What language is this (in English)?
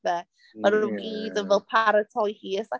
Welsh